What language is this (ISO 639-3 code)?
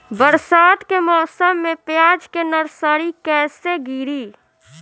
bho